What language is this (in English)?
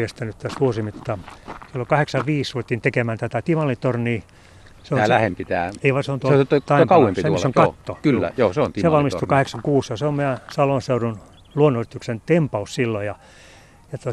Finnish